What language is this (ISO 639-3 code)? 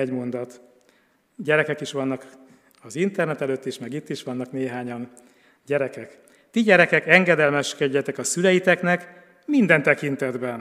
hun